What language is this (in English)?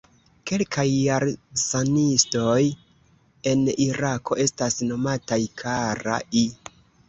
Esperanto